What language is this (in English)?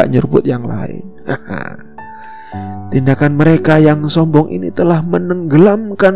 Indonesian